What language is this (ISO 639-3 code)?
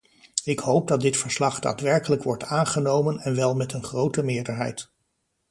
nld